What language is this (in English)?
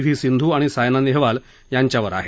Marathi